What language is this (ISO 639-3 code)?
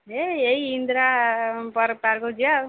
ori